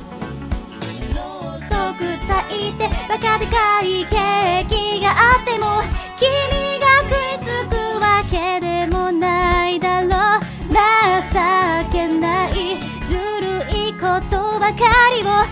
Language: Japanese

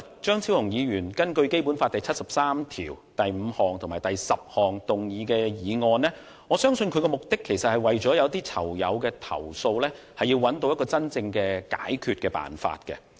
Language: Cantonese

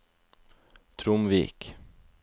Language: Norwegian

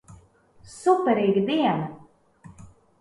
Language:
Latvian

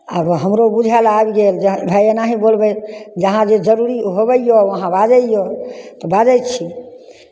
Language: Maithili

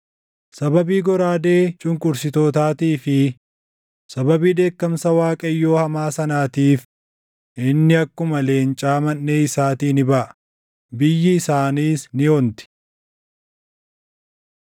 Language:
Oromo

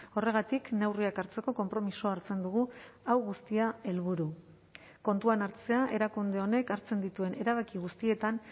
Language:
Basque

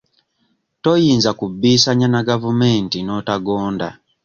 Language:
Ganda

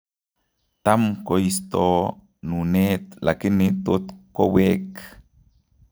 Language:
Kalenjin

